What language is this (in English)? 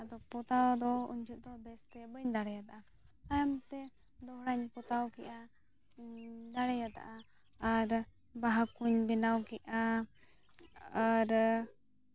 Santali